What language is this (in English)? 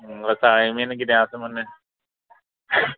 Konkani